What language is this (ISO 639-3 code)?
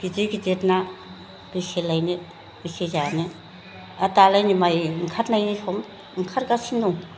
brx